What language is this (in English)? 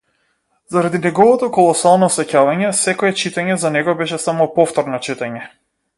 Macedonian